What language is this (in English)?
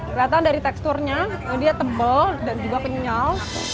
Indonesian